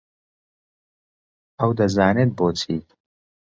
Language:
Central Kurdish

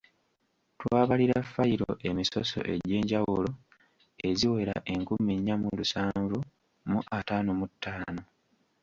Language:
Ganda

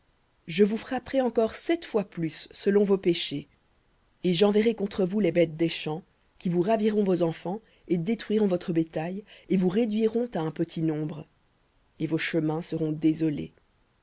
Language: French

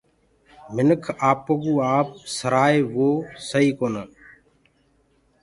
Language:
Gurgula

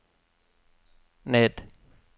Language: Norwegian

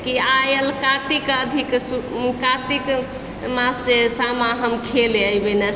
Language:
Maithili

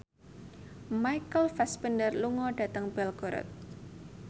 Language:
Javanese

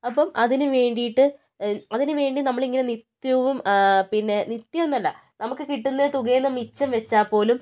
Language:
Malayalam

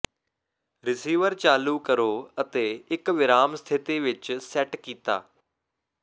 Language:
Punjabi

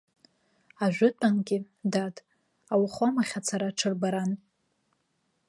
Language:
Abkhazian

